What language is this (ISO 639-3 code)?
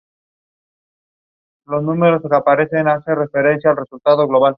spa